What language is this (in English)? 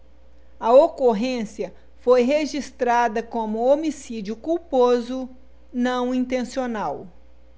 Portuguese